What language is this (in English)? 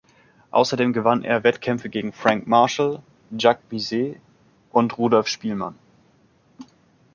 German